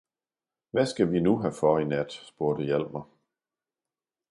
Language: Danish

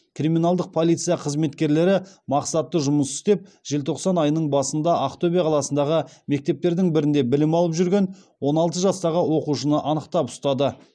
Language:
Kazakh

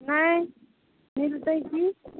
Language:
Maithili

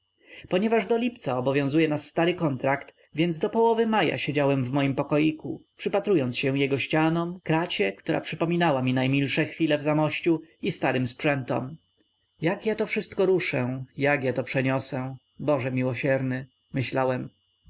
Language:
Polish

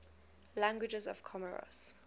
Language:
English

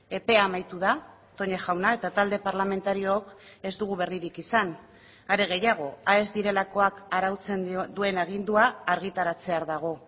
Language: Basque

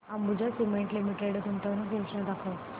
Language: Marathi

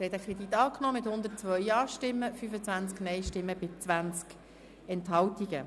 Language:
Swiss German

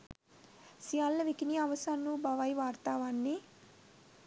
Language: Sinhala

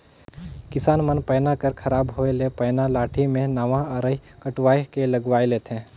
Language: Chhattisgarhi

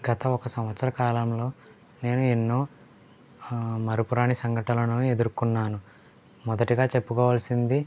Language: Telugu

